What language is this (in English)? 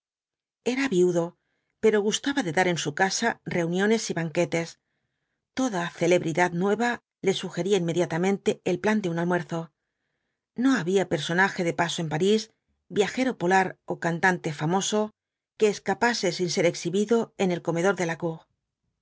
Spanish